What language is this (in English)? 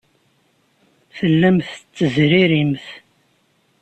Kabyle